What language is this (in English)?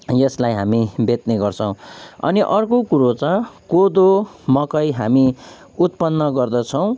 Nepali